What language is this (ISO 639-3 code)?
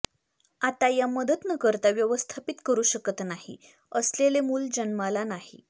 mar